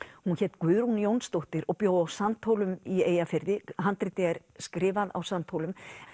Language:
Icelandic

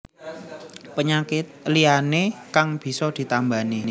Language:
Javanese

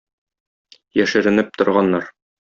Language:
Tatar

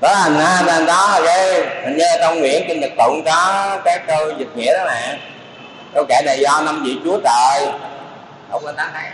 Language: Vietnamese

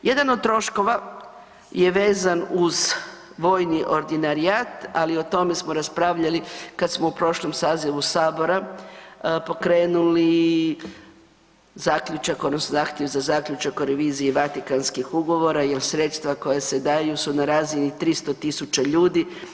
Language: Croatian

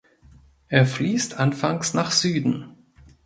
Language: German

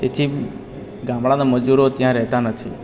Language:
Gujarati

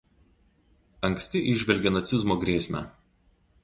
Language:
Lithuanian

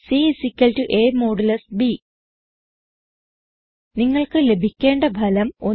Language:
Malayalam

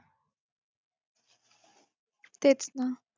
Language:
Marathi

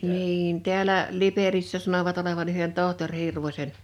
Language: Finnish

